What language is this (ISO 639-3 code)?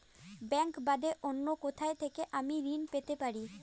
ben